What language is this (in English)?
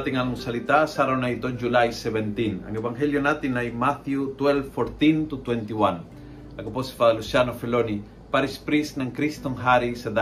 Filipino